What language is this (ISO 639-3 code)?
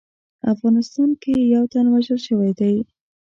pus